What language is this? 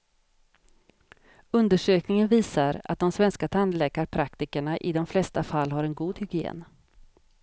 Swedish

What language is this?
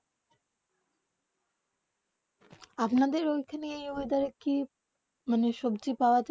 Bangla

